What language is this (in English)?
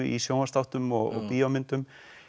Icelandic